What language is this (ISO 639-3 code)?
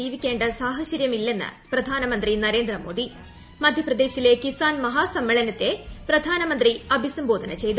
mal